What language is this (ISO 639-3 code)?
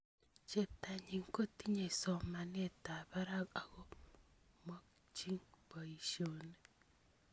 kln